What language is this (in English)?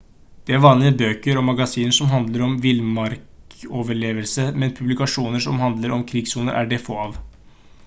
Norwegian Bokmål